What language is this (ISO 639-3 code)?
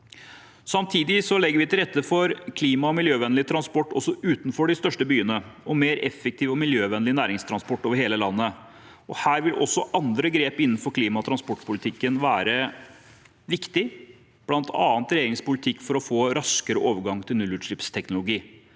nor